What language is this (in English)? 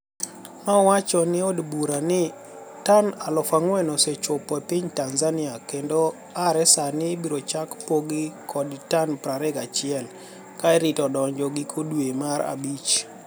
Luo (Kenya and Tanzania)